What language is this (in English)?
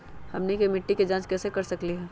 Magahi